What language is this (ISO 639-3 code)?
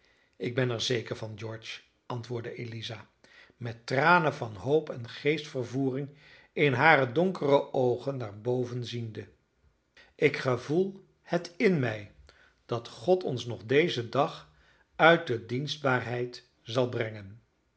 nld